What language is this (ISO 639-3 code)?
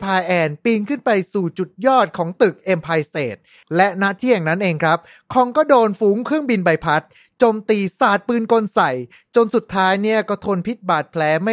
tha